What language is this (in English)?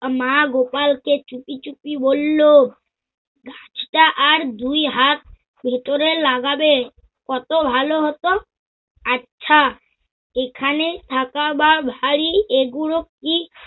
Bangla